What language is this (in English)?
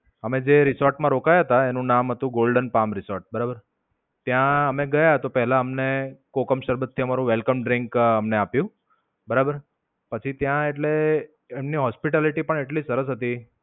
Gujarati